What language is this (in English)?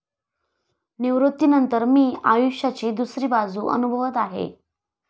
Marathi